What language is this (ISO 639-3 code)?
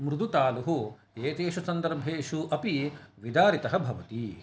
san